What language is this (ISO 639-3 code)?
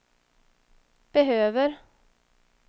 swe